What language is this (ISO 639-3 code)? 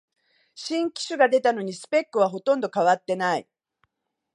jpn